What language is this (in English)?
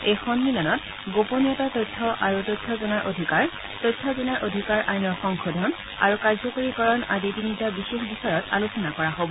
Assamese